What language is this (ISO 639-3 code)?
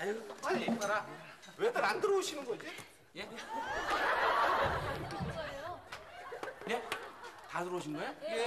kor